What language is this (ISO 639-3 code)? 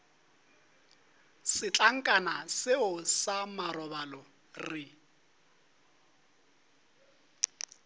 nso